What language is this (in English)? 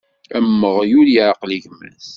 Kabyle